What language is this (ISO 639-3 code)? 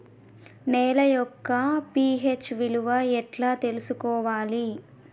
tel